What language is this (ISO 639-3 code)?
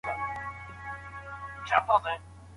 pus